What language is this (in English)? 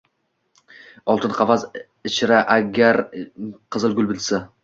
Uzbek